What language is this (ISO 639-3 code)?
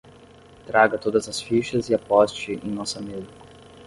por